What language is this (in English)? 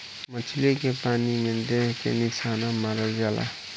Bhojpuri